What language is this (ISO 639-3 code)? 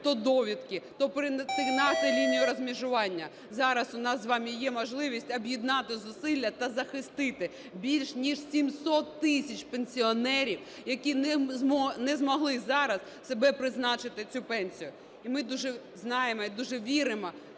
ukr